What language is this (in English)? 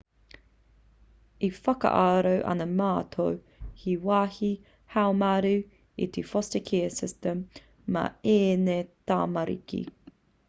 Māori